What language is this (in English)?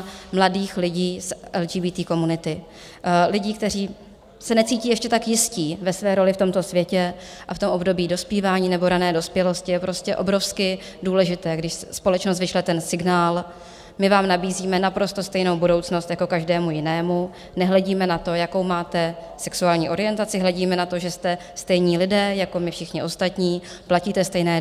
Czech